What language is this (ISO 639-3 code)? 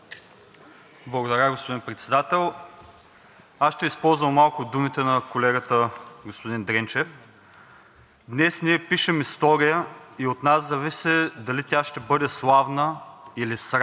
bul